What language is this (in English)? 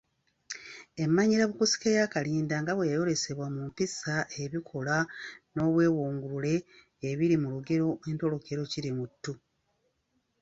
Ganda